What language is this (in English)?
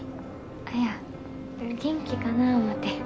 Japanese